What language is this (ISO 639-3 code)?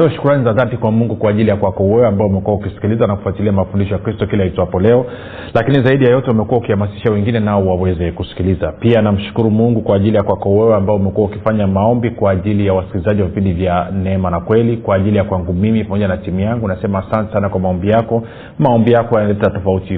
swa